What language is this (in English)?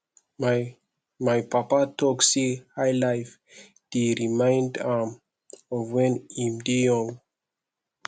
Nigerian Pidgin